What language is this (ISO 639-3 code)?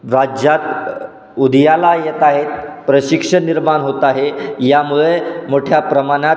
mar